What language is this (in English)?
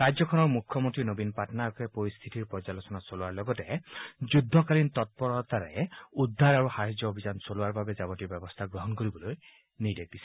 Assamese